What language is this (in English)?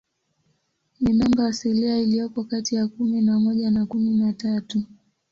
Swahili